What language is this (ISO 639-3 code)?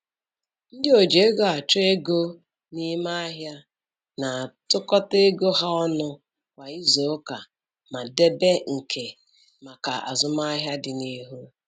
ibo